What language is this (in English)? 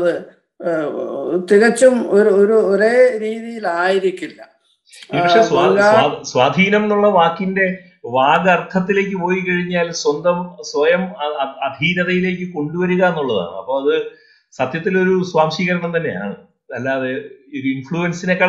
Malayalam